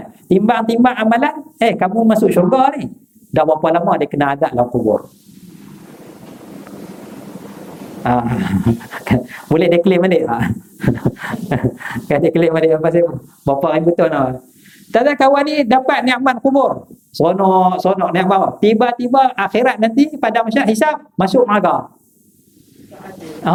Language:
Malay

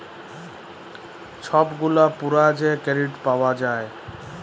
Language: Bangla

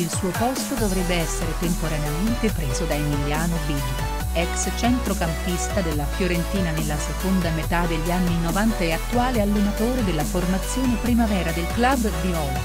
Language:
Italian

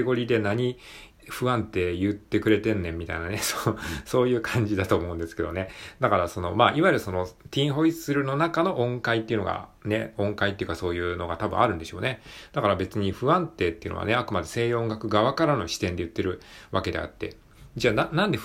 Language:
Japanese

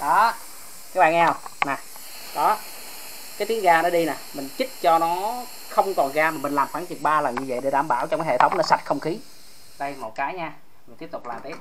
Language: Vietnamese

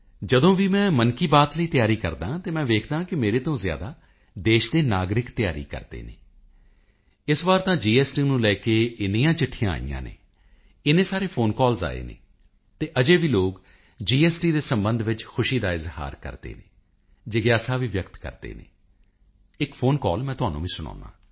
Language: Punjabi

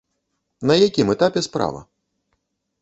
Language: Belarusian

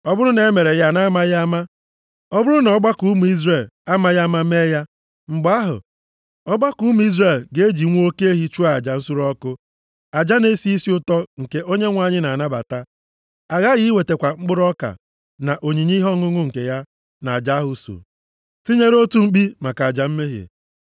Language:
Igbo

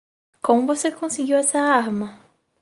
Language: Portuguese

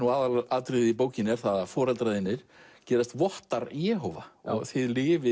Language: Icelandic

